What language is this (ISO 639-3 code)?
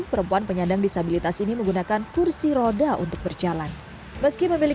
ind